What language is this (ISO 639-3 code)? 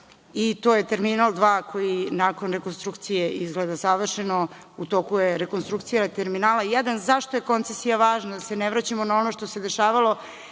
srp